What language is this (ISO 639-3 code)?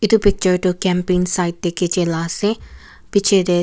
nag